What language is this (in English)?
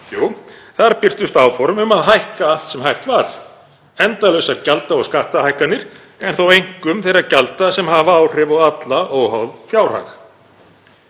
Icelandic